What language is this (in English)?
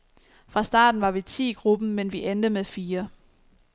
Danish